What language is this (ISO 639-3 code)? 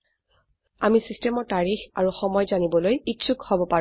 asm